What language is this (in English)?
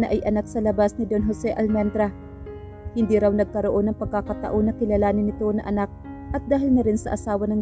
Filipino